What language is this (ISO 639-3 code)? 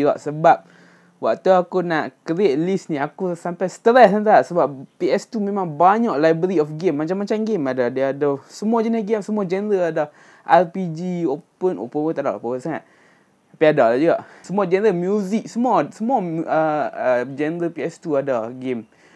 msa